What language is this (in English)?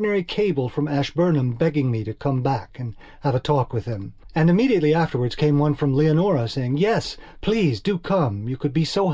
English